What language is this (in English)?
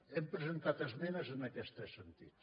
Catalan